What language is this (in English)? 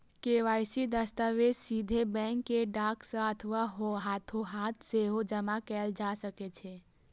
Maithili